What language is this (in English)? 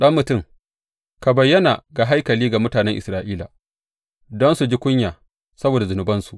Hausa